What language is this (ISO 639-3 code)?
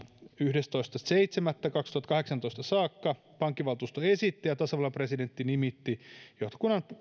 fin